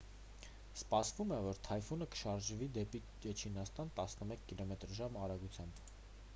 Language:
Armenian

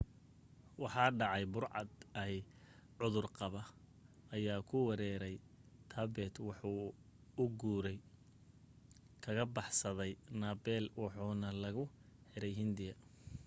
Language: Somali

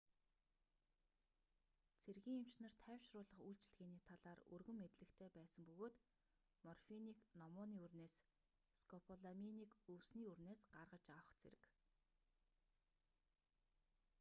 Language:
Mongolian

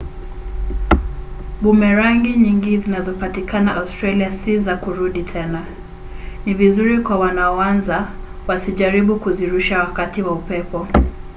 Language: Swahili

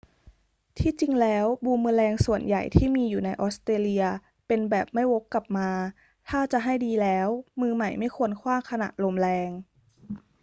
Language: Thai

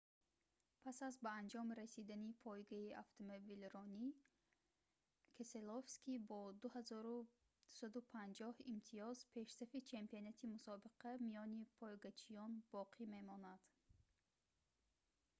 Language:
Tajik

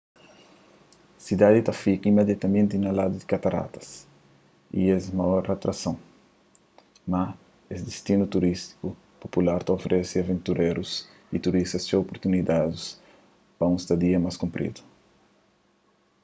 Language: Kabuverdianu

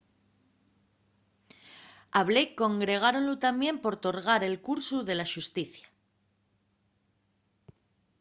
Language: Asturian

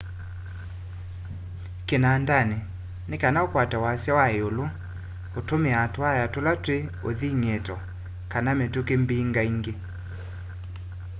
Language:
Kamba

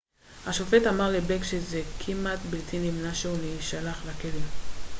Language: Hebrew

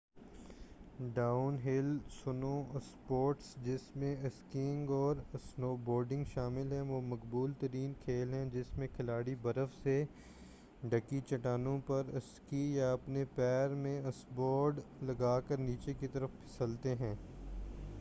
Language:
Urdu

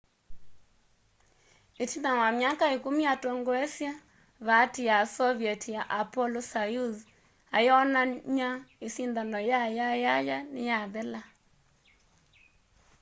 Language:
Kamba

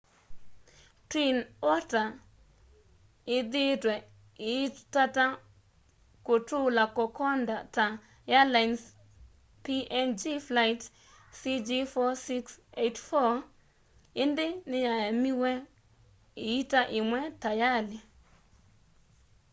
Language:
Kamba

